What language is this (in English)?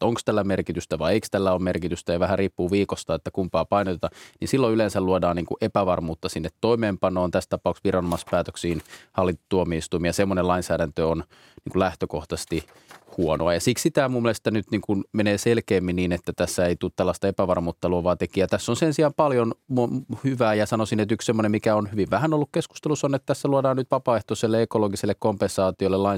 Finnish